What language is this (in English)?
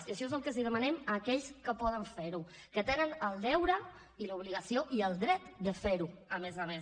Catalan